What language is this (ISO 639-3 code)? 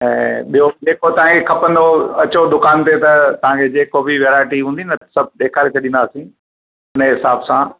snd